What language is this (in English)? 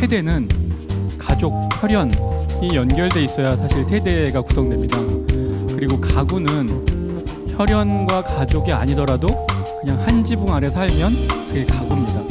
Korean